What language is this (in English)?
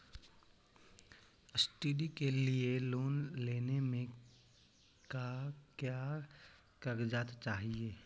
Magahi